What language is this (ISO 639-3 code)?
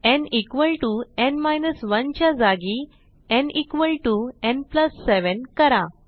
mar